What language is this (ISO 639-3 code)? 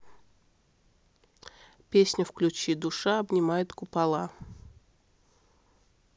rus